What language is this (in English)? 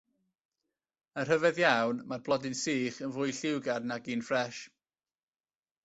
Welsh